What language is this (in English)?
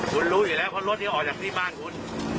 Thai